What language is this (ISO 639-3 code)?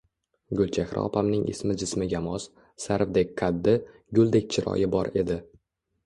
uzb